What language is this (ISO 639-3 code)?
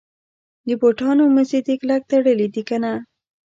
pus